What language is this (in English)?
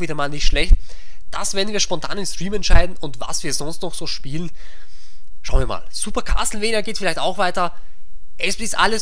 German